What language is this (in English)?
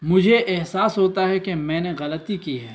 Urdu